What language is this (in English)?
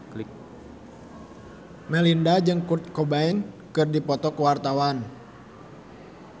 Sundanese